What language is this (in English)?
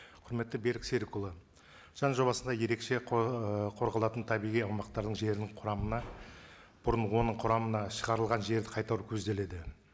Kazakh